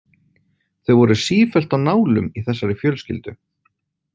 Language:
Icelandic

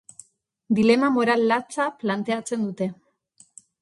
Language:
Basque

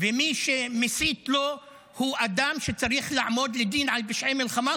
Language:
Hebrew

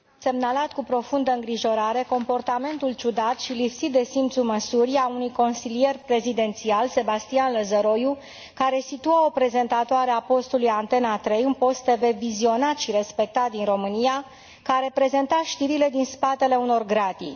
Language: Romanian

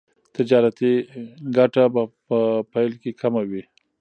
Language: Pashto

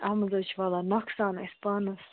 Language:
Kashmiri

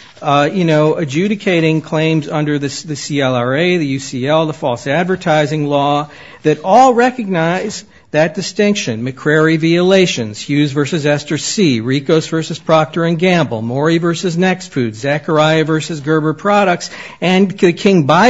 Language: English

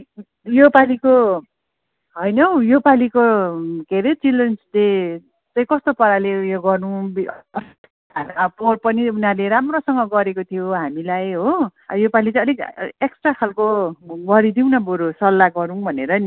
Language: Nepali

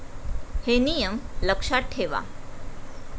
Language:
Marathi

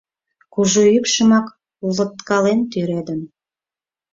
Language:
Mari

